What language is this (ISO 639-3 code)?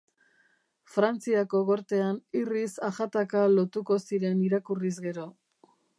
eus